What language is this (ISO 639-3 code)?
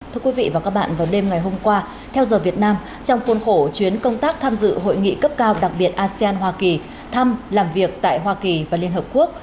vie